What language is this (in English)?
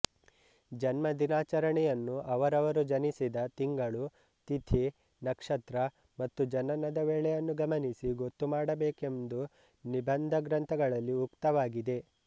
Kannada